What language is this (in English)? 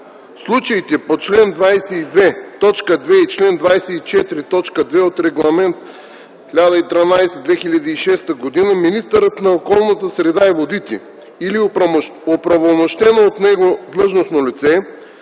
Bulgarian